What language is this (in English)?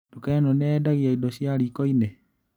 Kikuyu